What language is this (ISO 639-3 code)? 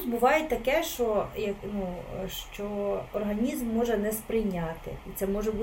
ukr